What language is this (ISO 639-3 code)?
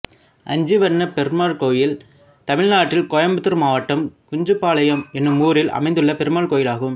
tam